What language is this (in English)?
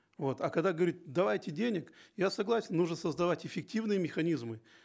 Kazakh